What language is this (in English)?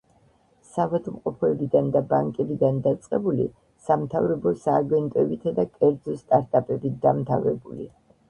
Georgian